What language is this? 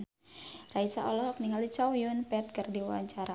Sundanese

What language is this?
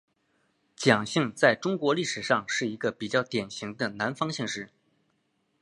Chinese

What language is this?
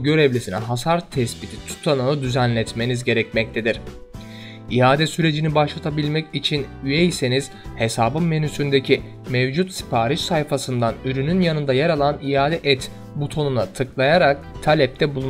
Turkish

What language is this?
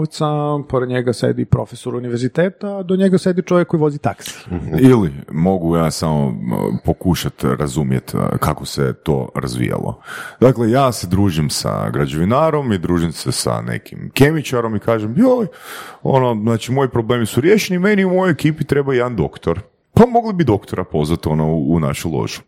Croatian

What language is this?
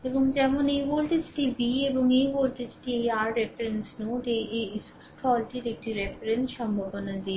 Bangla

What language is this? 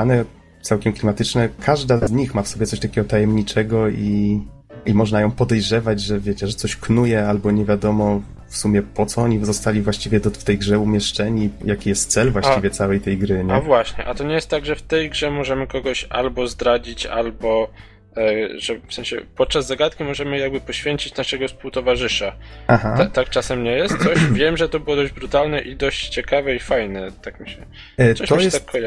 Polish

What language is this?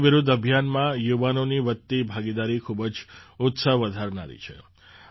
Gujarati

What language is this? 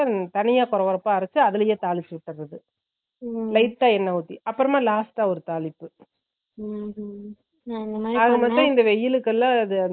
Tamil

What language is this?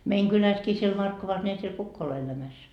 Finnish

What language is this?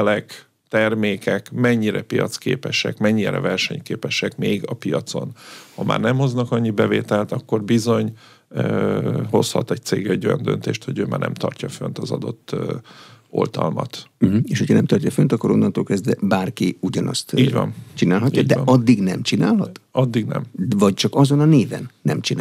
Hungarian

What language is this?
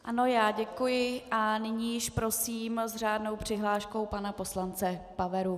Czech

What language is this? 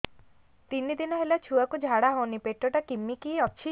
Odia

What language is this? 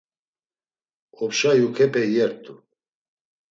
Laz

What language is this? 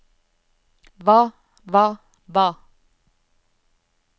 Norwegian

